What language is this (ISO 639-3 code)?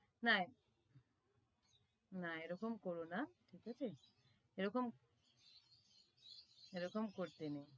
ben